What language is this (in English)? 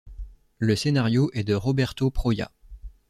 French